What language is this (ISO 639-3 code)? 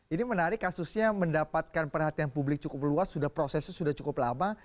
ind